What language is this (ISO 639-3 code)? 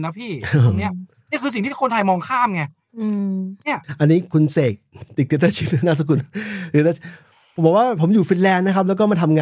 tha